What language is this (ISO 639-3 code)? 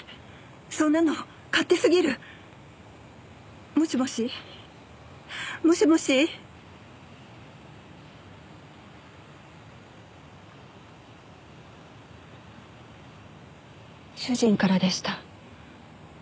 jpn